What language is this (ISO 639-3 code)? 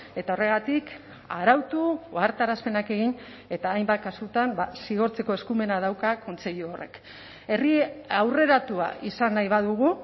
eus